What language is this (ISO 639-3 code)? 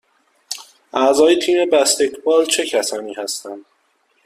fas